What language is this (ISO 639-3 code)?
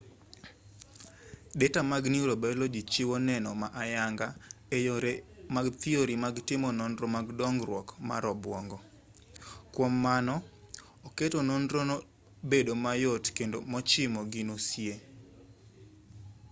luo